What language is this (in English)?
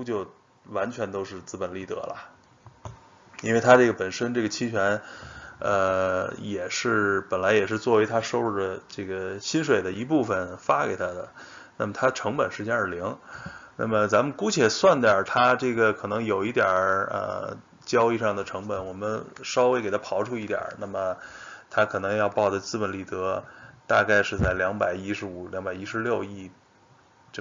Chinese